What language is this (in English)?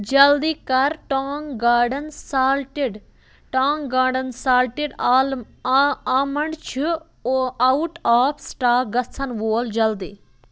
Kashmiri